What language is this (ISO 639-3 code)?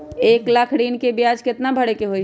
mag